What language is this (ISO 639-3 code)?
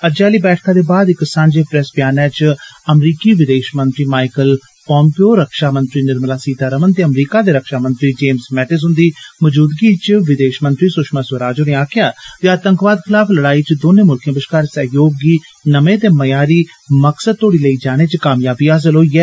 doi